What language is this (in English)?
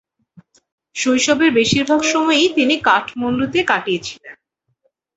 Bangla